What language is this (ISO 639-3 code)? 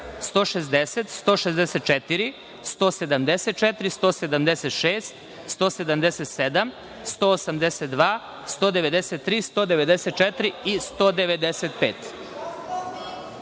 srp